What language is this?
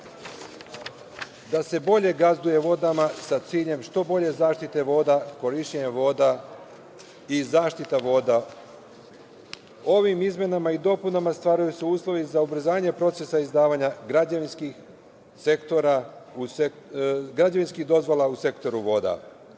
Serbian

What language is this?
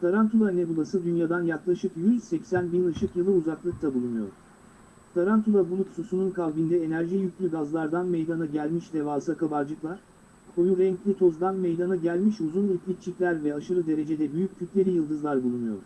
Turkish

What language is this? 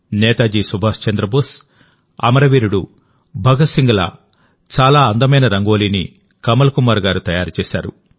Telugu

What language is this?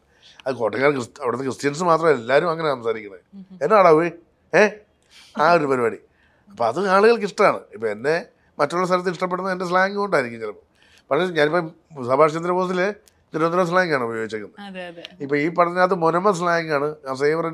Malayalam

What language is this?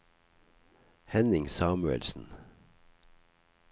Norwegian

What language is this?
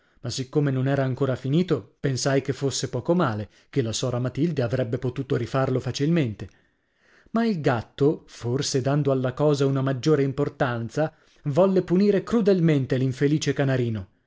Italian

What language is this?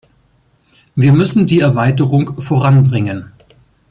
German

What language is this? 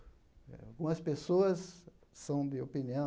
Portuguese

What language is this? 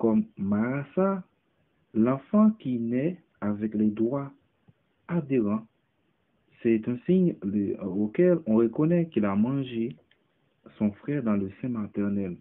French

